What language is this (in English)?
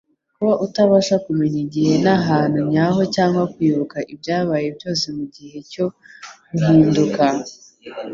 Kinyarwanda